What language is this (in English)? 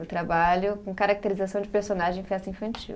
Portuguese